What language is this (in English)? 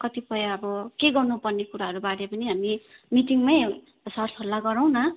Nepali